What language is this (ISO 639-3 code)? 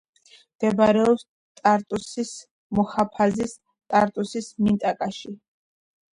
kat